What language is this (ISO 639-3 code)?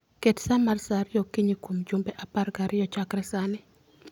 luo